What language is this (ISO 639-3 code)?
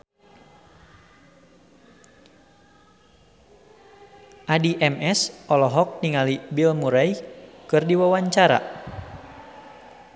sun